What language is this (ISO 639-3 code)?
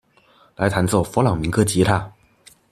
zho